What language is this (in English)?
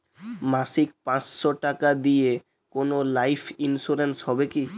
Bangla